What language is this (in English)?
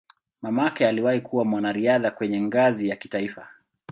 Swahili